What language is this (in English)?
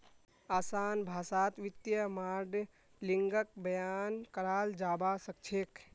Magahi